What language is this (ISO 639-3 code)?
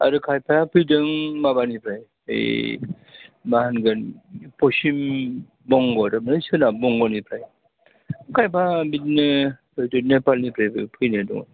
brx